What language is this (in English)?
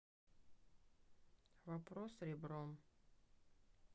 Russian